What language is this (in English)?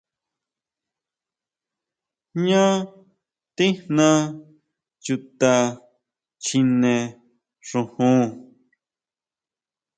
Huautla Mazatec